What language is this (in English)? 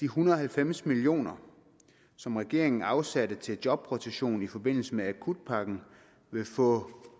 Danish